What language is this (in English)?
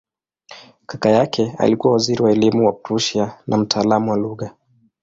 Swahili